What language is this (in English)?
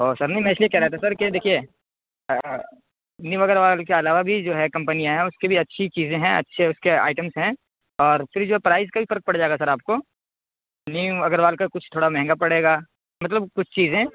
Urdu